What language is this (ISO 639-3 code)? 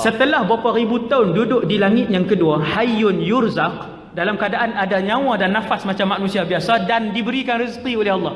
msa